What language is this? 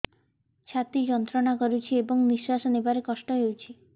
Odia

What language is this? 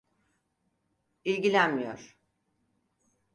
Turkish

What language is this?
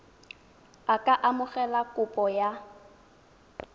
Tswana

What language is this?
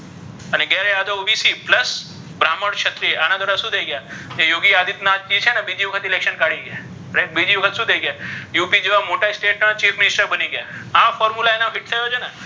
Gujarati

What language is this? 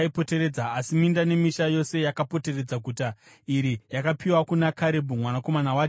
Shona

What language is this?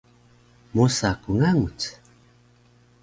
Taroko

